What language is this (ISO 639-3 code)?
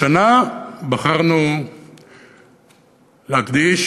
heb